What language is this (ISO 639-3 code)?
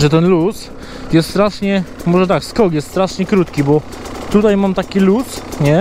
pol